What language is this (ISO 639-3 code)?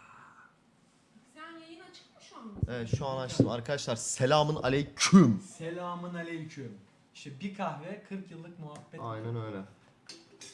tur